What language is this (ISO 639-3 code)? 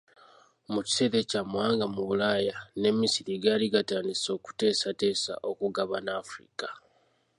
lug